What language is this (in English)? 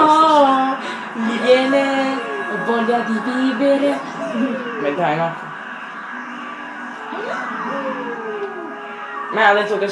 Italian